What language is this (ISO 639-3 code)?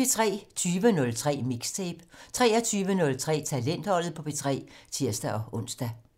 dan